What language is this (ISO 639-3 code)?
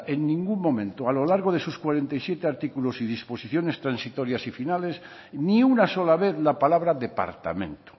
spa